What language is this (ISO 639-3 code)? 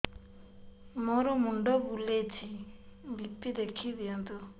ori